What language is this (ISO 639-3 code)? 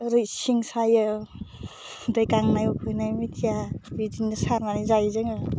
brx